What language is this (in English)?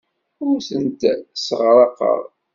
Kabyle